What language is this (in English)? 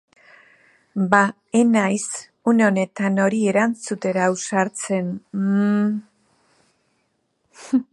Basque